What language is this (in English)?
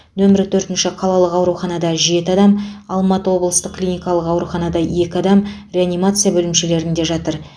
Kazakh